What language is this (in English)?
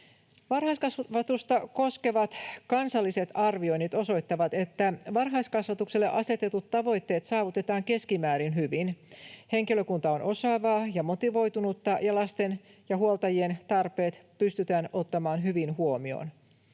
Finnish